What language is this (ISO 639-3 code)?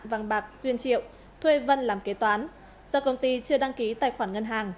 vie